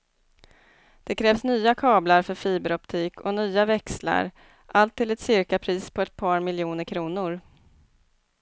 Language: Swedish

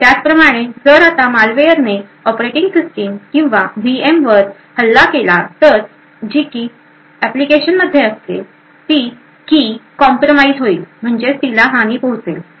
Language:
Marathi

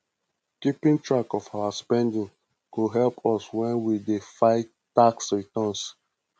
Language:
Nigerian Pidgin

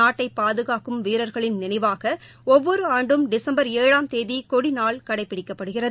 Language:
Tamil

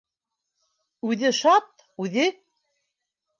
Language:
Bashkir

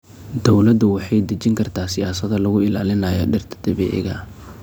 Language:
Somali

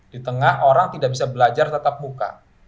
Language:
Indonesian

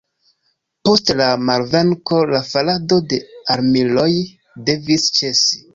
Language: Esperanto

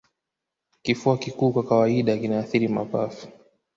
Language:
Swahili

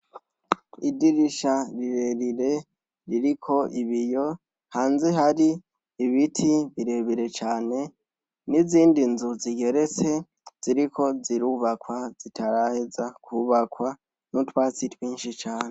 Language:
Rundi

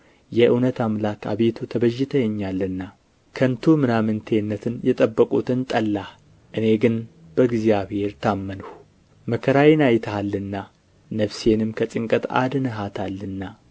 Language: Amharic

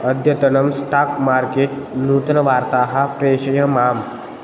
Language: Sanskrit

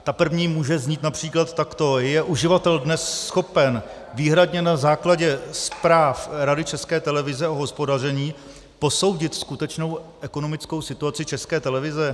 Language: Czech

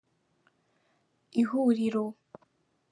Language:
Kinyarwanda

